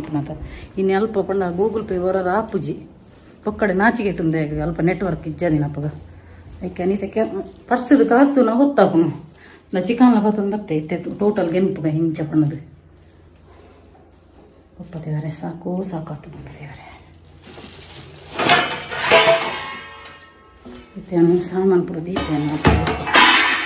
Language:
Kannada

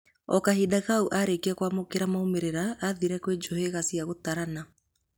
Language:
Kikuyu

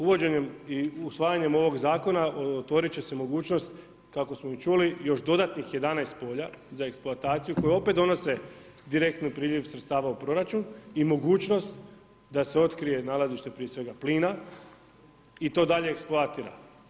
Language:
Croatian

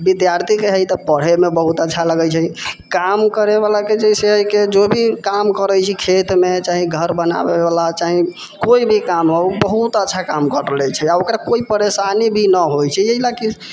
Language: Maithili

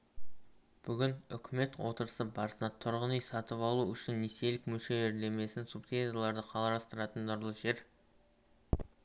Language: Kazakh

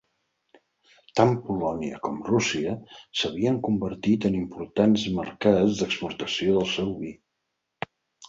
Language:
Catalan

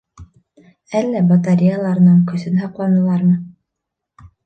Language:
Bashkir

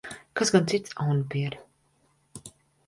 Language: Latvian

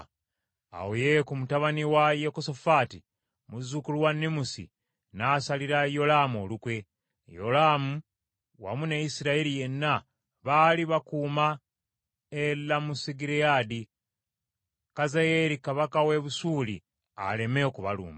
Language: Ganda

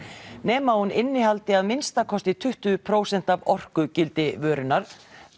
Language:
Icelandic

